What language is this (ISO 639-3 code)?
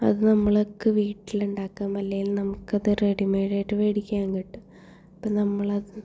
mal